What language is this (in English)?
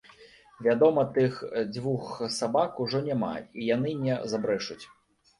Belarusian